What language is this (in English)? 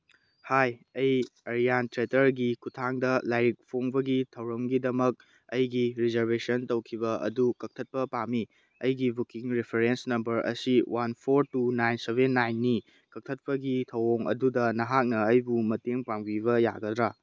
Manipuri